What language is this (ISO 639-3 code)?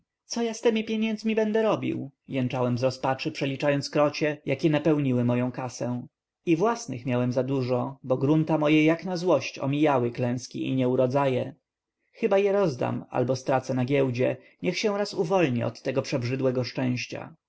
pol